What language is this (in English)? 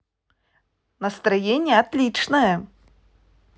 Russian